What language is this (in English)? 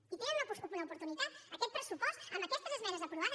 Catalan